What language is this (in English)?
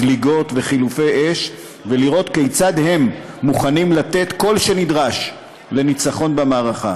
Hebrew